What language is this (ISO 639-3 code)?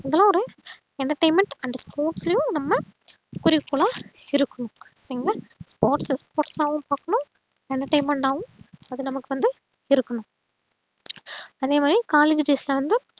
tam